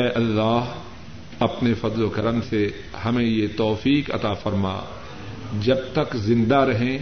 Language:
Urdu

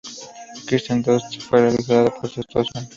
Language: Spanish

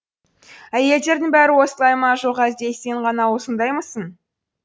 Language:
Kazakh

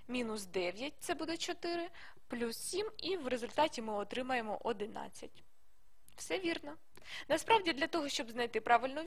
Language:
Ukrainian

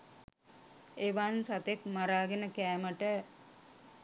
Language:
Sinhala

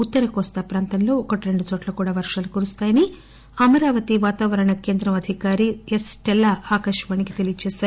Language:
Telugu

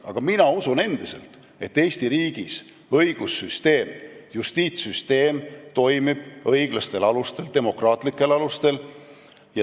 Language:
Estonian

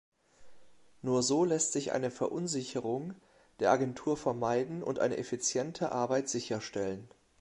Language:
German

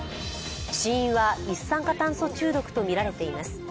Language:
Japanese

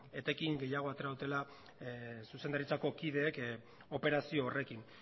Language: Basque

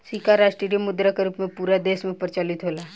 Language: Bhojpuri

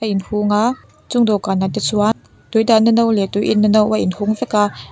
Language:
Mizo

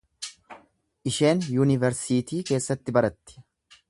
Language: Oromo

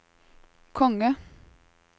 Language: Norwegian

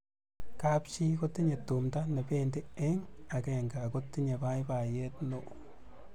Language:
Kalenjin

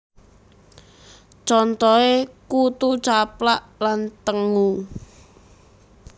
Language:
Javanese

